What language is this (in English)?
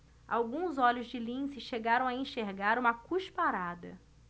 Portuguese